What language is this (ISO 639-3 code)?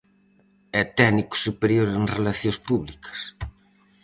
glg